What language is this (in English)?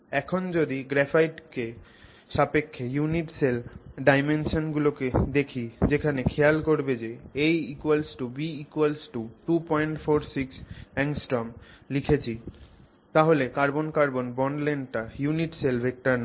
Bangla